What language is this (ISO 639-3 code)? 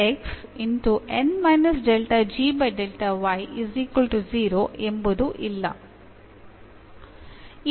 kan